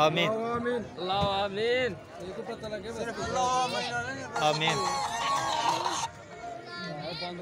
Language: Arabic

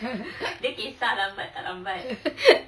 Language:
English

